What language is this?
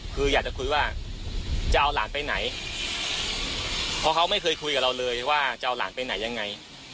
Thai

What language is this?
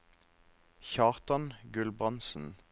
Norwegian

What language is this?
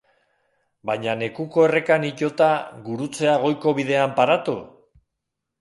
Basque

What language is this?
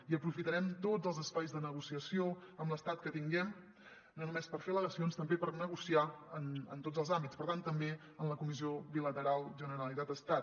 Catalan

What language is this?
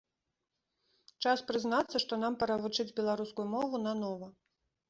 Belarusian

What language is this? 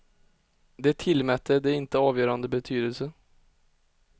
Swedish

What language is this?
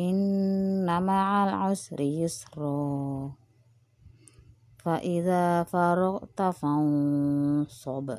Indonesian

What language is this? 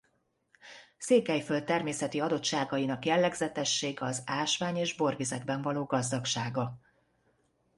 Hungarian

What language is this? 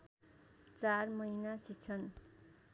Nepali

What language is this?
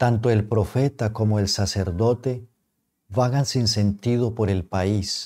Spanish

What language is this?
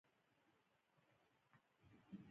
Pashto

